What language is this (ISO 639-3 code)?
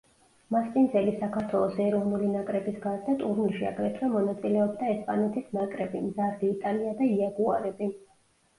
kat